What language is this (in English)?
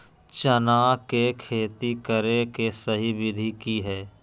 Magahi